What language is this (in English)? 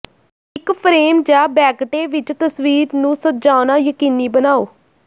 Punjabi